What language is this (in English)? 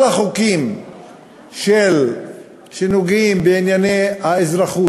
Hebrew